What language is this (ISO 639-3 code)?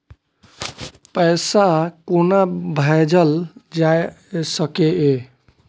mai